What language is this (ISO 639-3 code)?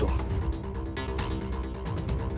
ind